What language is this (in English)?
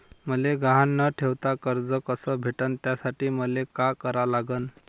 Marathi